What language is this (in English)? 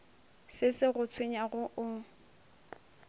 Northern Sotho